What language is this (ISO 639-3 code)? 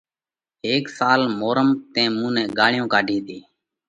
kvx